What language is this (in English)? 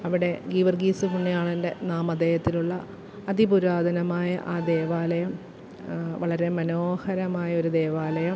Malayalam